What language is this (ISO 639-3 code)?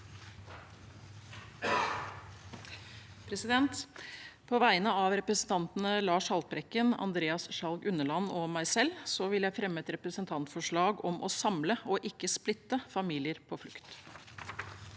nor